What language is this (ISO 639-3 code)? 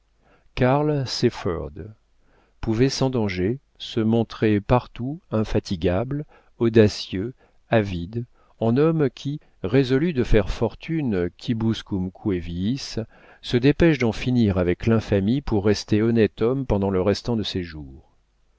fra